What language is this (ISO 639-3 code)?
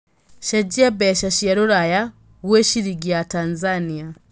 kik